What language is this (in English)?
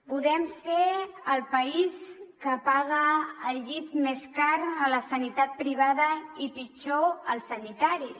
Catalan